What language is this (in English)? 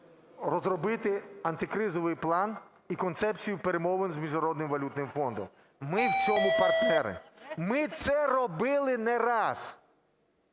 Ukrainian